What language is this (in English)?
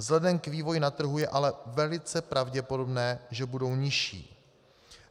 Czech